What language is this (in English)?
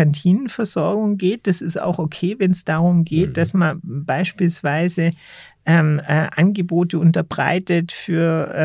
German